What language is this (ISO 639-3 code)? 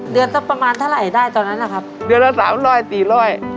tha